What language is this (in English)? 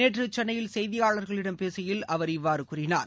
Tamil